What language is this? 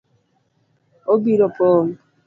Luo (Kenya and Tanzania)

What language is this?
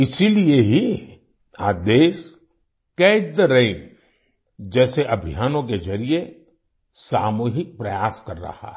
Hindi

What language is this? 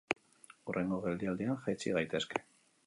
Basque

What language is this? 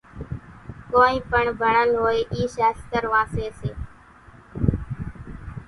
Kachi Koli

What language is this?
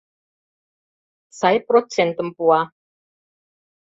Mari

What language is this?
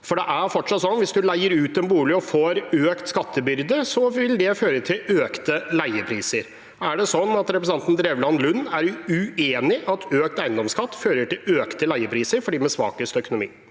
Norwegian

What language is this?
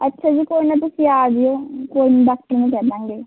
Punjabi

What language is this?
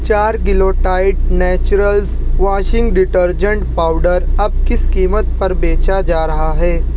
Urdu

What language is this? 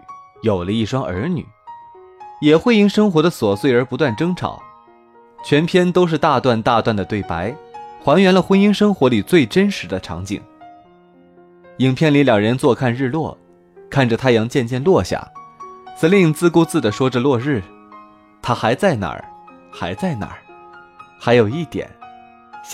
Chinese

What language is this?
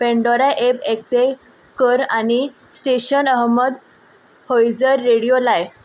Konkani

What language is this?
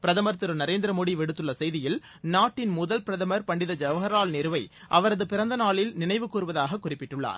Tamil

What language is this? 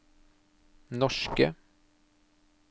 Norwegian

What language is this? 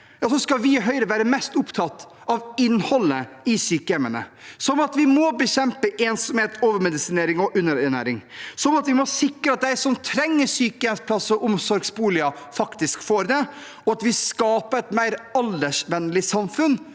Norwegian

